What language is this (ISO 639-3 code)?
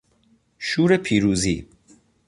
fas